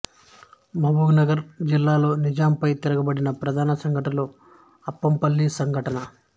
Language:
Telugu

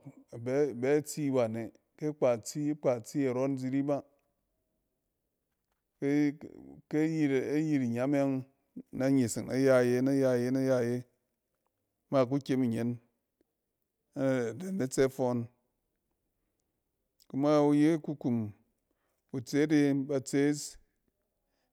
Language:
Cen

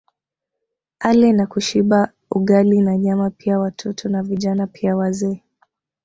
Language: Swahili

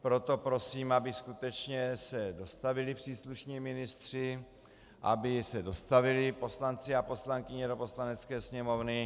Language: Czech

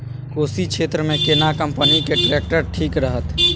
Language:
Maithili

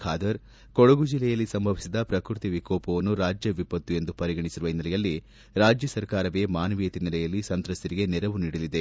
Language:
Kannada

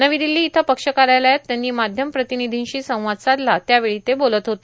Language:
Marathi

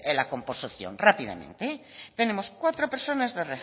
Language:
Spanish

